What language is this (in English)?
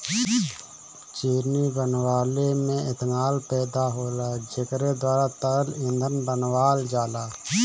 Bhojpuri